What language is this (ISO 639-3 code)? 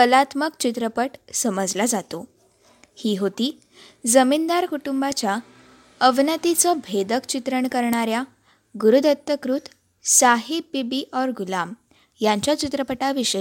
mar